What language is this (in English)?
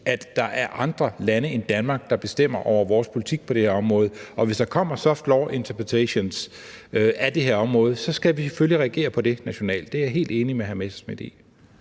Danish